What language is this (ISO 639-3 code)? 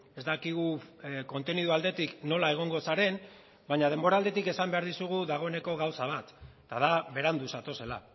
eus